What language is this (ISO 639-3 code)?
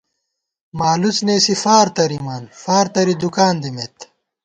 gwt